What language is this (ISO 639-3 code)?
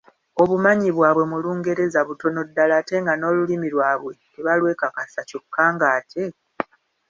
lug